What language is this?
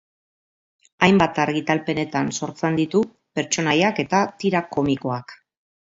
Basque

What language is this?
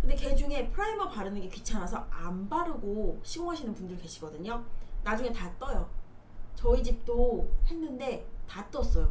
Korean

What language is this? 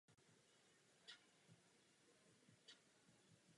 Czech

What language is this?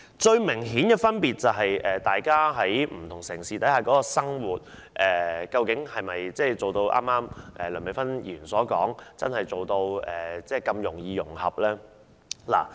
Cantonese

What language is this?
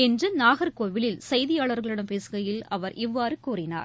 Tamil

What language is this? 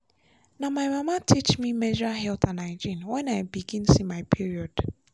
Nigerian Pidgin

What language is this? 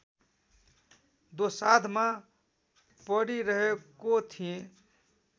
Nepali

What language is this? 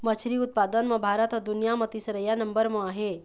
Chhattisgarhi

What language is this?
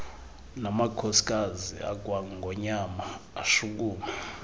Xhosa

